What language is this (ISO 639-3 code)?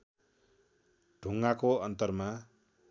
nep